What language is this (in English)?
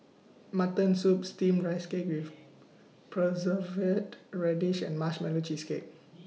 English